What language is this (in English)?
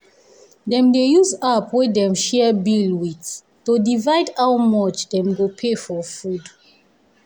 Nigerian Pidgin